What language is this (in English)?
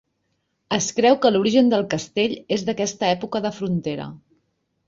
Catalan